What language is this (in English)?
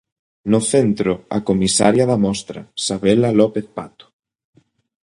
Galician